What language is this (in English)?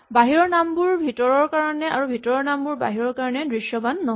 Assamese